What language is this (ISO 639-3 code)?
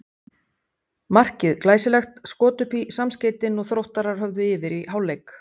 isl